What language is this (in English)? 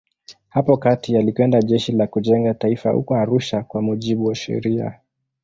Swahili